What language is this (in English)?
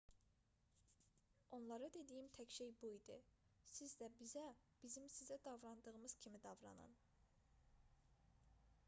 Azerbaijani